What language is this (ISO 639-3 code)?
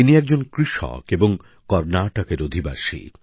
ben